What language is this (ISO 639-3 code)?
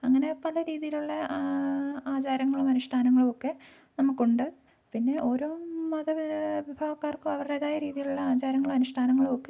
mal